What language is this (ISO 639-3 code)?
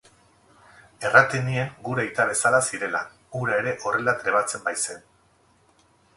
eus